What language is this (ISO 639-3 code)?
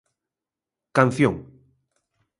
glg